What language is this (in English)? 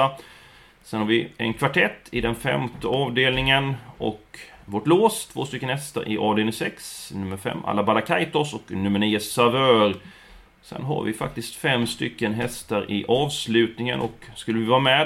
Swedish